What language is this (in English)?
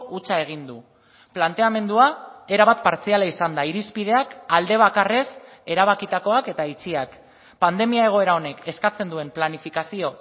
Basque